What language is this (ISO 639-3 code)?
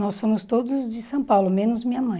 por